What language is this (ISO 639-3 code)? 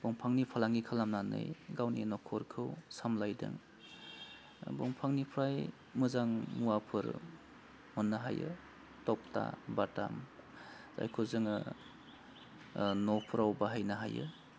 brx